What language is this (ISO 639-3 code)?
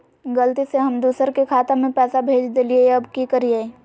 mag